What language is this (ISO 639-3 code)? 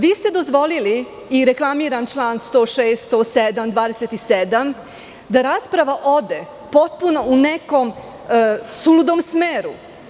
srp